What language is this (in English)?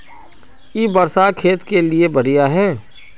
Magahi